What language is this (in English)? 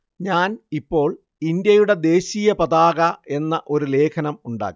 Malayalam